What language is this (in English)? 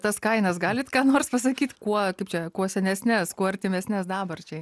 Lithuanian